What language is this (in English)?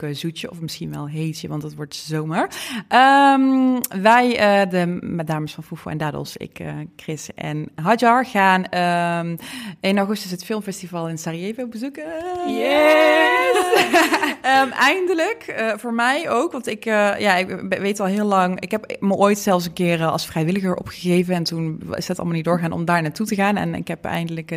Dutch